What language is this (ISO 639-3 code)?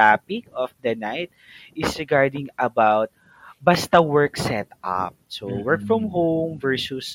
fil